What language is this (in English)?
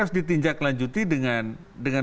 Indonesian